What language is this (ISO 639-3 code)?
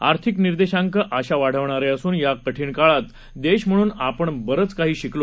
mar